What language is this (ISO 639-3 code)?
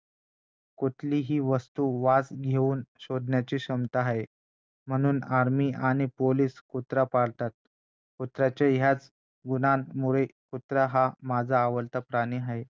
mar